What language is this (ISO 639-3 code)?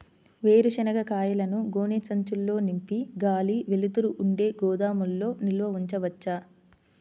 tel